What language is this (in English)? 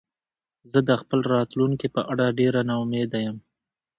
Pashto